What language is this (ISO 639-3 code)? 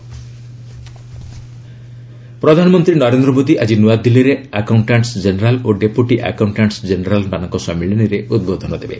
ori